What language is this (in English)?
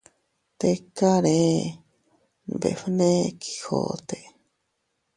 Teutila Cuicatec